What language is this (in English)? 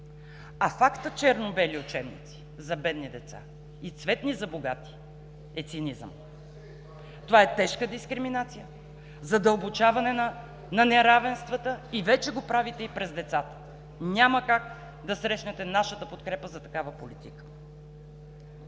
Bulgarian